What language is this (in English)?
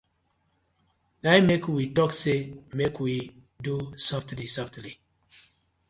Nigerian Pidgin